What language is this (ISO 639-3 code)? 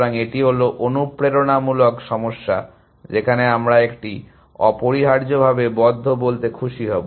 ben